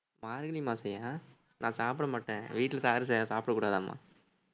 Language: Tamil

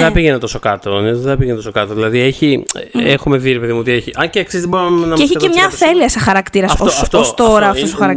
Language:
Greek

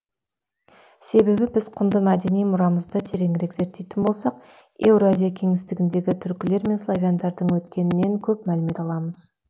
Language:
Kazakh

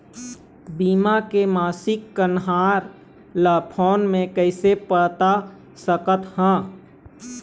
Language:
Chhattisgarhi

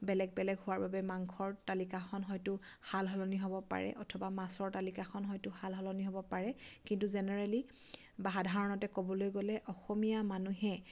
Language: Assamese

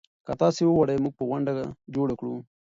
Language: Pashto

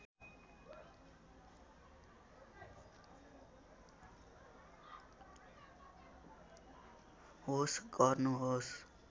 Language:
Nepali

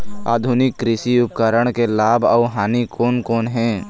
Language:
Chhattisgarhi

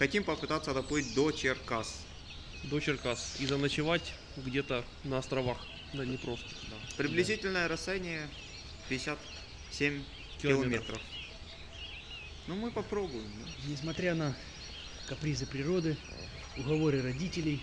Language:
Russian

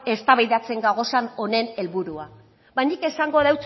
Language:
Basque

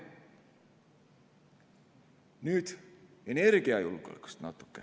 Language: Estonian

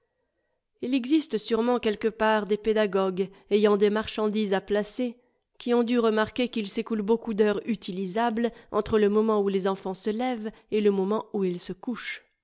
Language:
French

